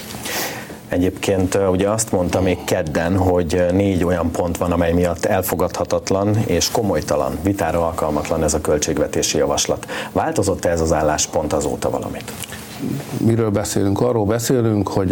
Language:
Hungarian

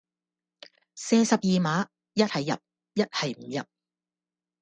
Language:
Cantonese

